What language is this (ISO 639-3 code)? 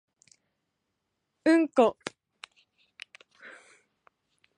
jpn